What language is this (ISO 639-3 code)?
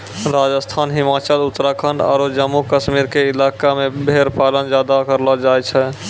mai